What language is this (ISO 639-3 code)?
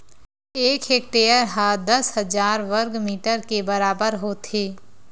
hne